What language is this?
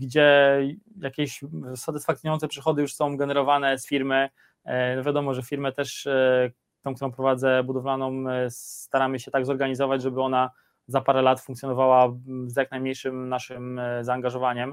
Polish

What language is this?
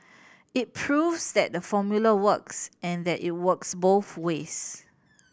English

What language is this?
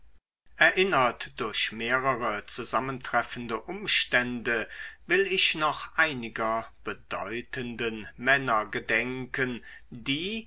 German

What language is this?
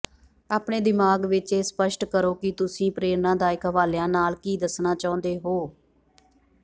Punjabi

